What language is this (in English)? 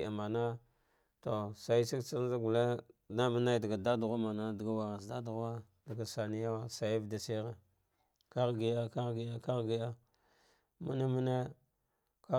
Dghwede